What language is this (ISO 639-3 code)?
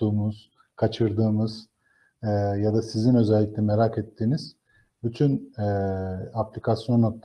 tur